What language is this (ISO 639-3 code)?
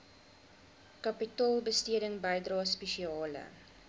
afr